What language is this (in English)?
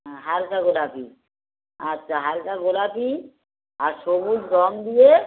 Bangla